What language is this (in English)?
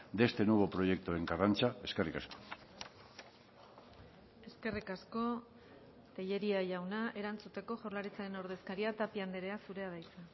Basque